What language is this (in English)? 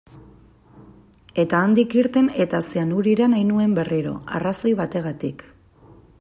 Basque